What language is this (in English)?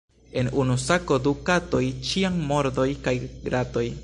Esperanto